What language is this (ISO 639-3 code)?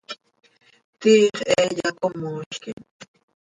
sei